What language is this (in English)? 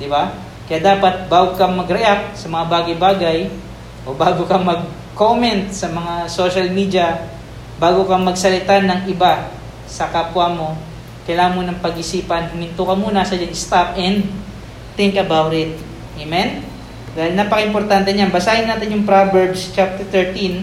Filipino